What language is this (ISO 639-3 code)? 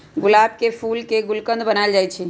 mag